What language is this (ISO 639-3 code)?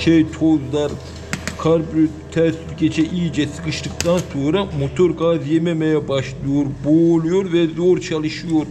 tur